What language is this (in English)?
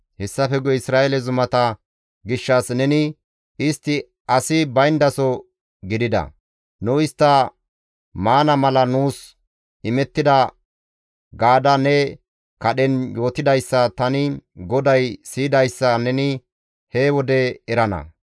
Gamo